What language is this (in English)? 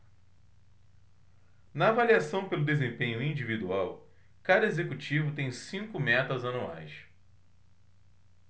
Portuguese